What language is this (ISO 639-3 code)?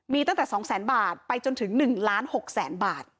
tha